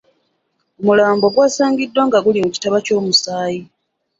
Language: Ganda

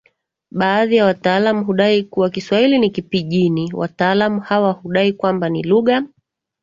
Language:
Swahili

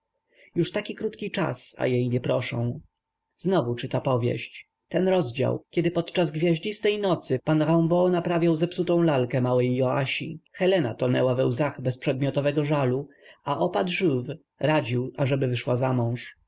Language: Polish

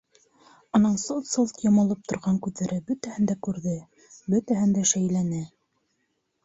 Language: Bashkir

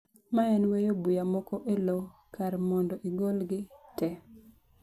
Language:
Luo (Kenya and Tanzania)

